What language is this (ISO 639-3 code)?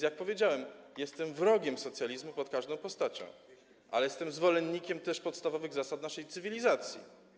pol